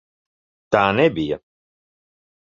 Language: Latvian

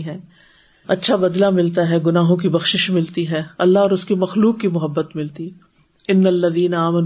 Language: Urdu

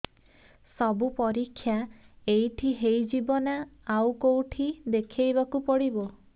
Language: Odia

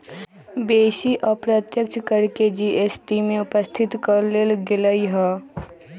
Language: Magahi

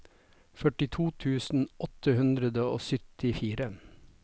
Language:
Norwegian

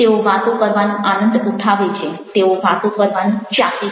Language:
Gujarati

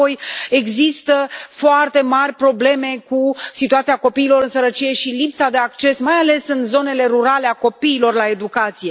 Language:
Romanian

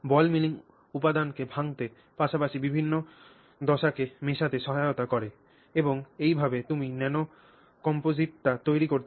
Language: Bangla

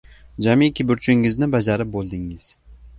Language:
Uzbek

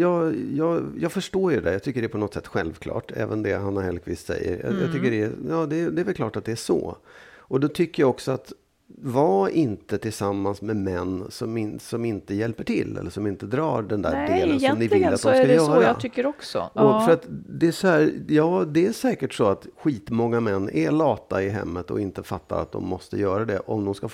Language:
Swedish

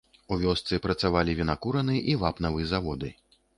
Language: Belarusian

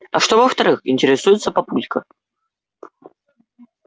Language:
Russian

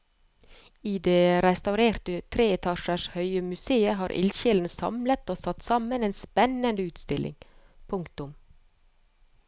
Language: Norwegian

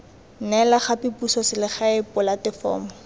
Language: Tswana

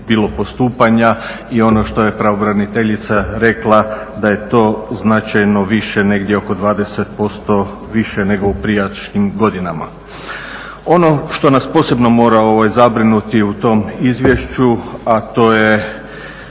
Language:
Croatian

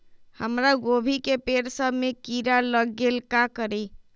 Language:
Magahi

